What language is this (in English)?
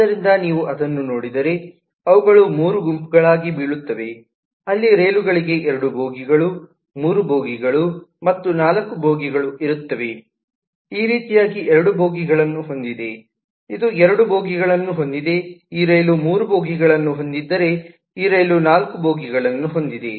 Kannada